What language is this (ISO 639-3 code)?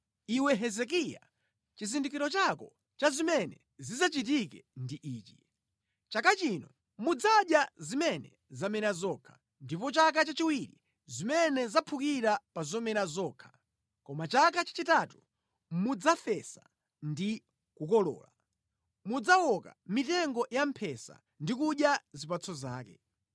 nya